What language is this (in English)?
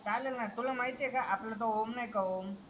Marathi